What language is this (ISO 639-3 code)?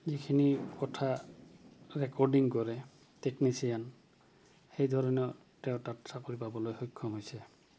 asm